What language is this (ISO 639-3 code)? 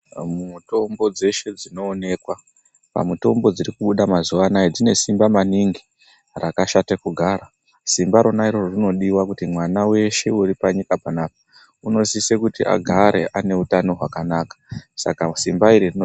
ndc